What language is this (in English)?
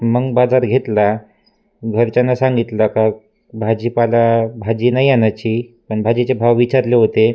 Marathi